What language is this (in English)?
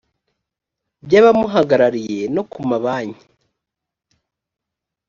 Kinyarwanda